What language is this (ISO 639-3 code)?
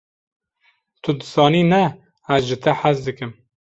kur